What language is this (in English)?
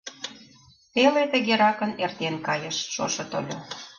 Mari